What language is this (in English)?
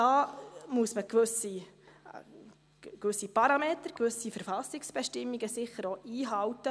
Swiss German